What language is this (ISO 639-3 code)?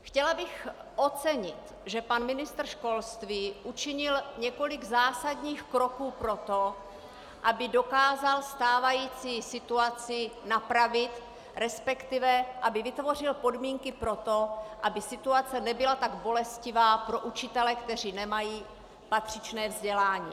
ces